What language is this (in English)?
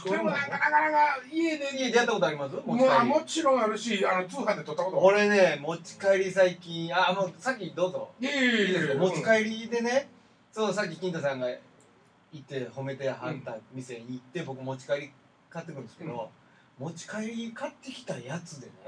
Japanese